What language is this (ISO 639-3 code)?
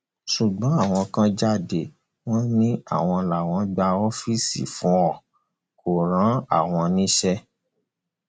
yor